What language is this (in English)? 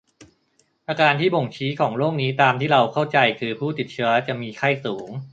Thai